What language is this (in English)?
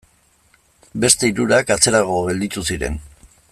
Basque